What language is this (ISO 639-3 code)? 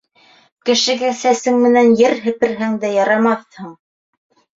bak